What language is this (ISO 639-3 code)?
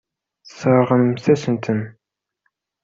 kab